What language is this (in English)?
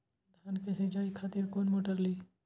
Maithili